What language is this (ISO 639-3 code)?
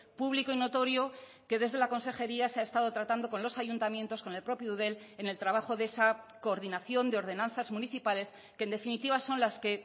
spa